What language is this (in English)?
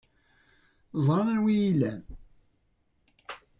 Kabyle